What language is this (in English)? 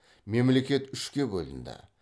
Kazakh